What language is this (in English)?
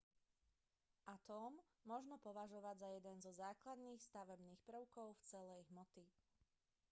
Slovak